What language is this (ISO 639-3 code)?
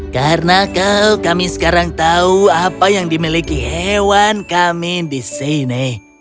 ind